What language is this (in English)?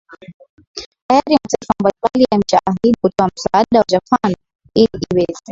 Swahili